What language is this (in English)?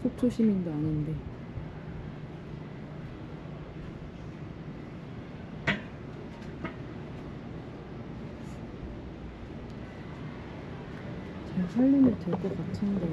Korean